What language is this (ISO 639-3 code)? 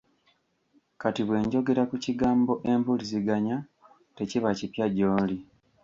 lug